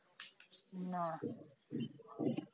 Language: Bangla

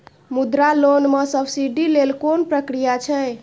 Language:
Maithili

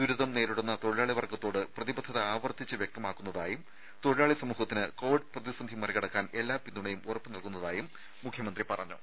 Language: Malayalam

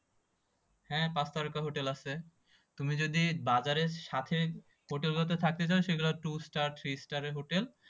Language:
Bangla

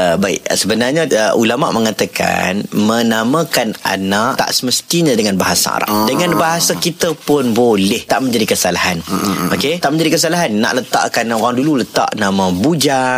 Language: Malay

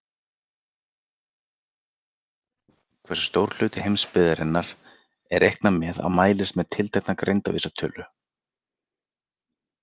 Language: Icelandic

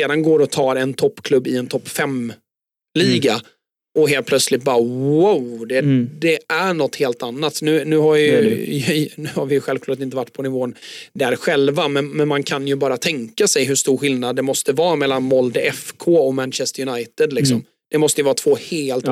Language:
Swedish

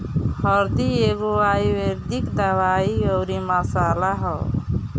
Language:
Bhojpuri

